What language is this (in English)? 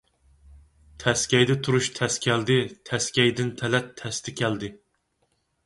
Uyghur